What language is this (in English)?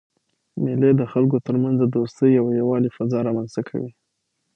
Pashto